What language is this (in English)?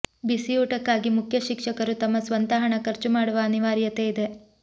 Kannada